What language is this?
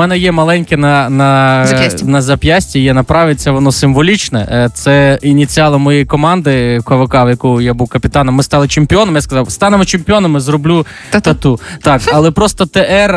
Ukrainian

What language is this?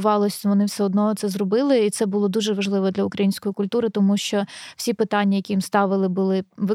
Ukrainian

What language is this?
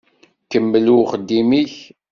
Kabyle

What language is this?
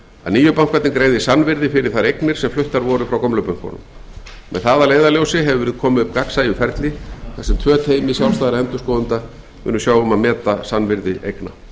Icelandic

